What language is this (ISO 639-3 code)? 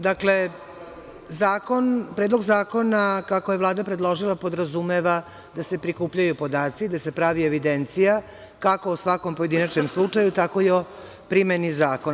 srp